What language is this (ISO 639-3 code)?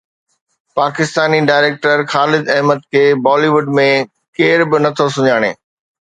snd